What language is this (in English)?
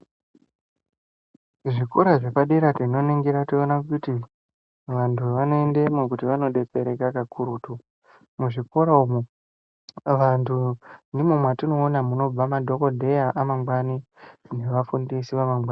Ndau